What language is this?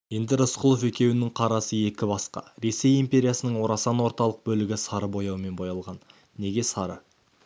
Kazakh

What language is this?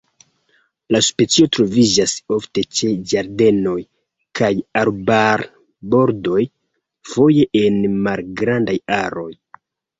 Esperanto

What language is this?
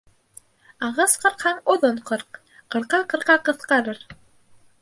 Bashkir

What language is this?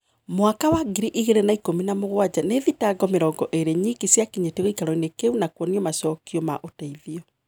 Kikuyu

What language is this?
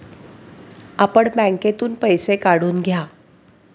Marathi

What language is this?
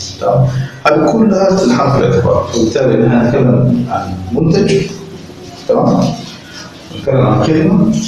Arabic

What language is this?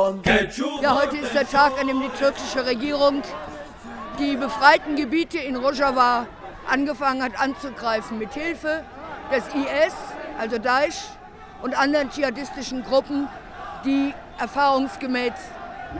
German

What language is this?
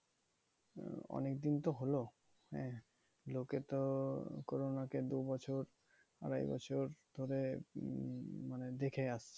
Bangla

